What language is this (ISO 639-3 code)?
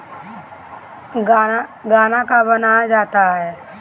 bho